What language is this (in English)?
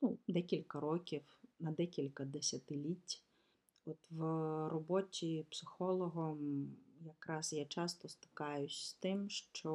Ukrainian